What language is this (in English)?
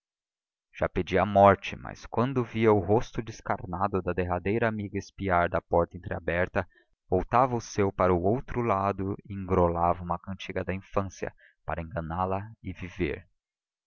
Portuguese